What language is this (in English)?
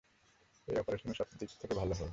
Bangla